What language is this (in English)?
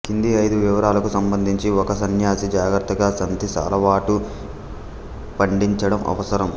Telugu